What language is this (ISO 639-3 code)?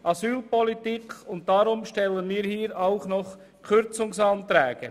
gsw